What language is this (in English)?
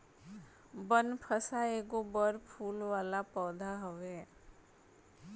Bhojpuri